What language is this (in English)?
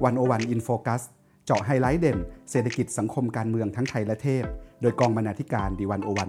Thai